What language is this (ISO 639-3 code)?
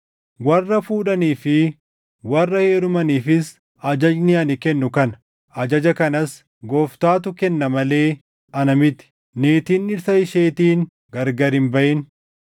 orm